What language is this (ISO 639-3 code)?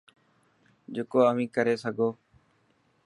mki